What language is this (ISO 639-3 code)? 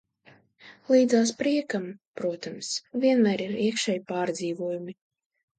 lav